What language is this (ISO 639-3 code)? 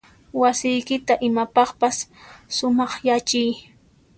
qxp